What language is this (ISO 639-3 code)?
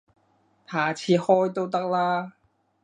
yue